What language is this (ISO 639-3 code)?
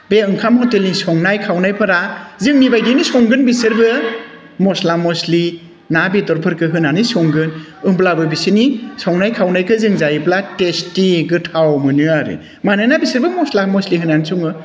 brx